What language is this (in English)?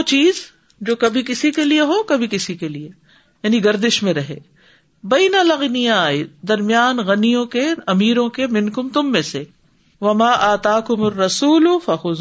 Urdu